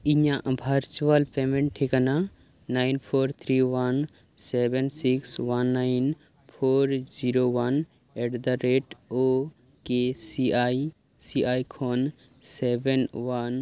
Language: Santali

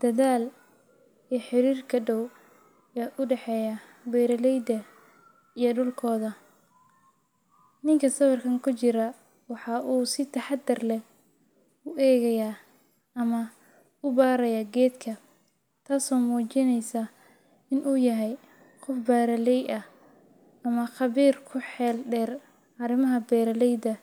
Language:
Somali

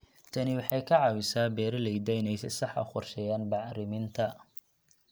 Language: Somali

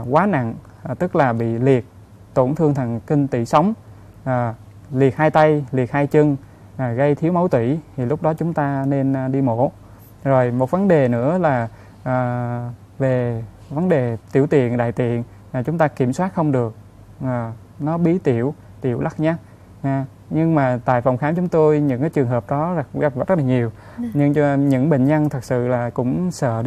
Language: Vietnamese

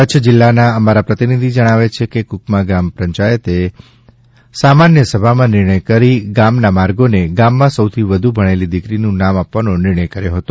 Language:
Gujarati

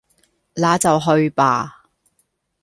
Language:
Cantonese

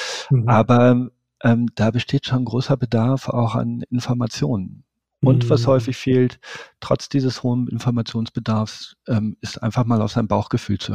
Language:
German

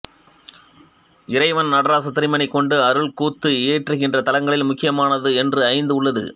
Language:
Tamil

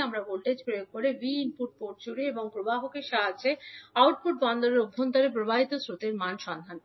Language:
Bangla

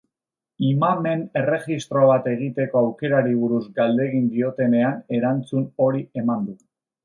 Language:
Basque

